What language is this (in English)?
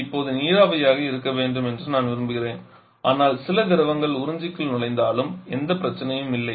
Tamil